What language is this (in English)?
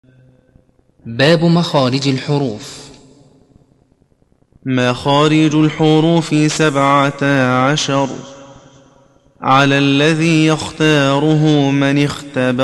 Arabic